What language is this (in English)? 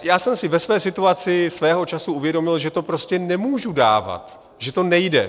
Czech